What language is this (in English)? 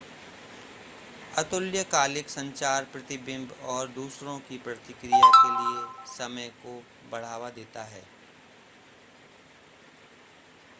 Hindi